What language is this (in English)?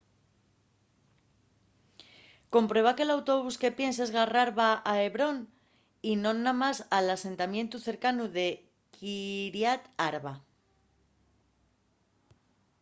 Asturian